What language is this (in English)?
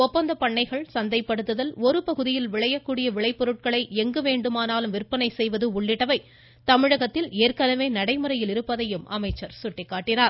Tamil